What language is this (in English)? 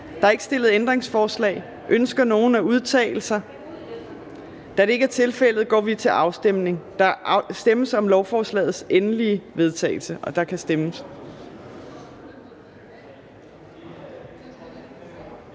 Danish